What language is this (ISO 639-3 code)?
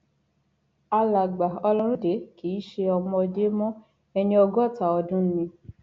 yor